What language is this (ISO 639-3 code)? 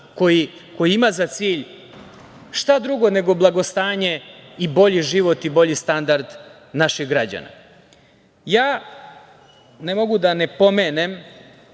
srp